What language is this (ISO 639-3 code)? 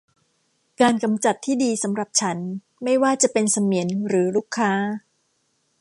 tha